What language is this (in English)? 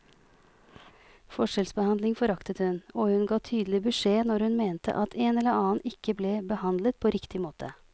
Norwegian